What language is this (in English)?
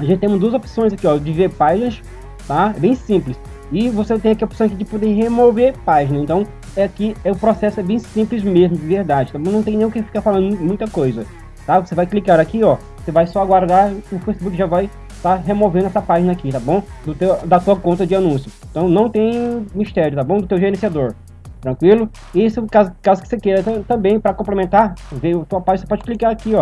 Portuguese